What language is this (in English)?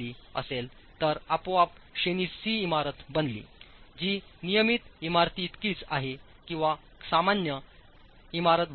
Marathi